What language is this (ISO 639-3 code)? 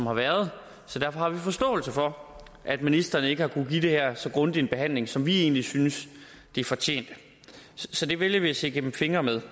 dan